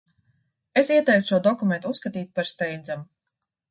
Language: Latvian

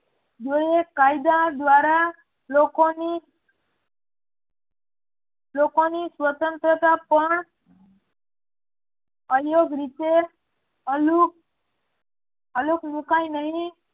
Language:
Gujarati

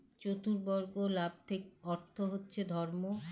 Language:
Bangla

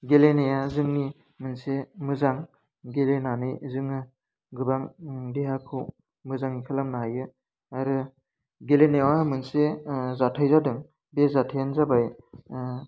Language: Bodo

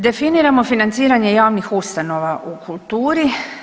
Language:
Croatian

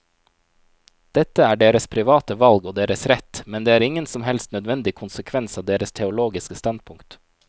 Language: Norwegian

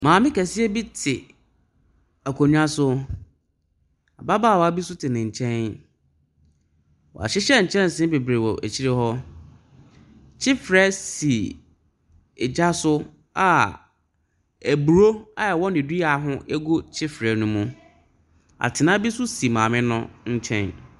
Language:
Akan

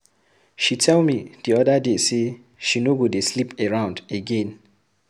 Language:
Nigerian Pidgin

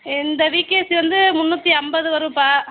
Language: Tamil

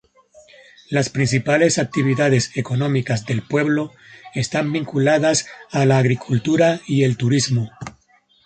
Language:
Spanish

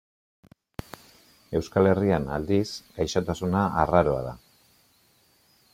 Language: Basque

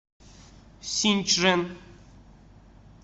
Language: Russian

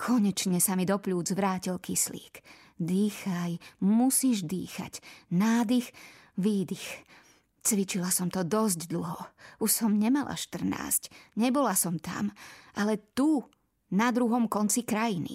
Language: Slovak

